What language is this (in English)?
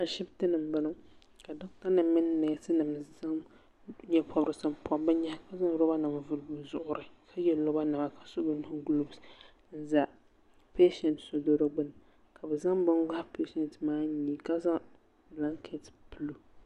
Dagbani